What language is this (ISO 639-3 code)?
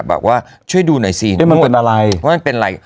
tha